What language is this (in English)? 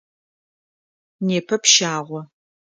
Adyghe